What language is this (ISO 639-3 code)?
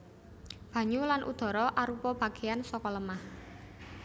jav